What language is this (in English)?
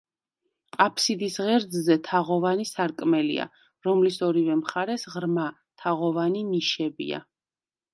Georgian